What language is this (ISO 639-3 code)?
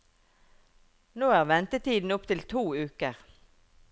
nor